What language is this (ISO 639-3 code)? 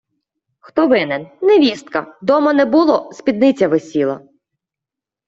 ukr